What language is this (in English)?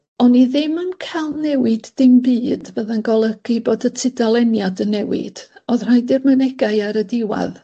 Welsh